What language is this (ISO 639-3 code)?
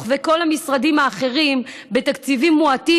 heb